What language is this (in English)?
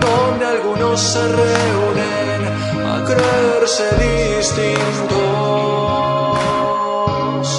Spanish